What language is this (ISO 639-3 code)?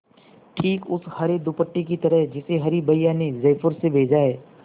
hin